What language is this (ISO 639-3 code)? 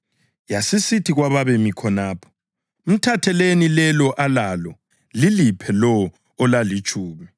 nde